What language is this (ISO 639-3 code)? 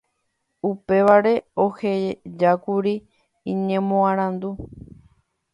grn